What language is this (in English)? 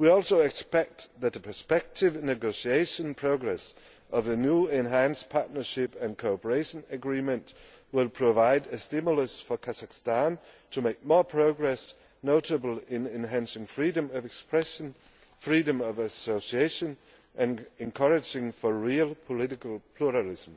English